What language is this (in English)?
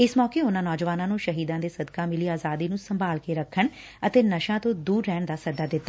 Punjabi